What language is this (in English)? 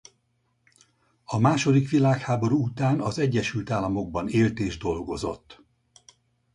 Hungarian